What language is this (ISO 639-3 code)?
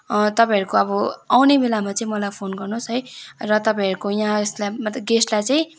nep